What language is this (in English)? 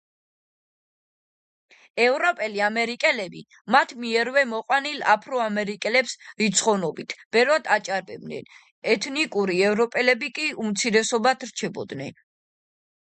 Georgian